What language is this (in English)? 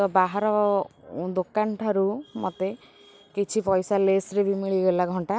Odia